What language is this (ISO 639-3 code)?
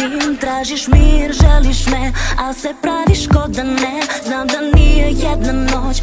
kor